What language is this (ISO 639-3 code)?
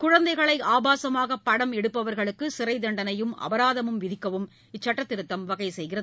tam